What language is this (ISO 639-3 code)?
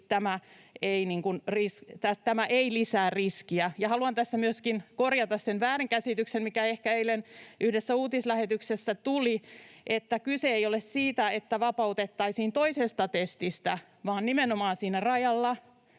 fin